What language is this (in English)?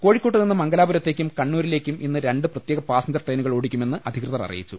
Malayalam